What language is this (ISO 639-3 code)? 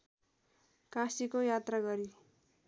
nep